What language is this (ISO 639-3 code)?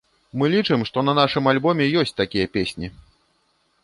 bel